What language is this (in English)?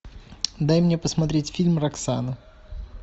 Russian